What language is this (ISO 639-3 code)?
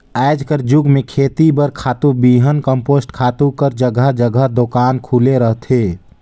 hne